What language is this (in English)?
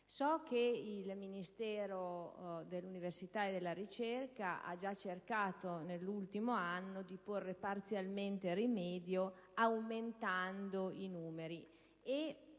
Italian